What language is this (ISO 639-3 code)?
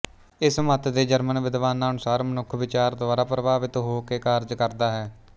pan